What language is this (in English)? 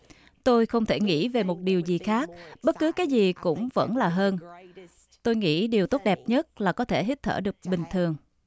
Vietnamese